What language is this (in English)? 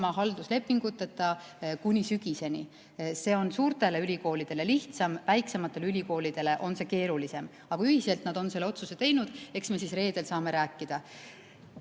Estonian